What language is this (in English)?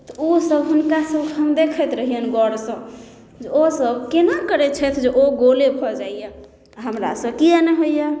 Maithili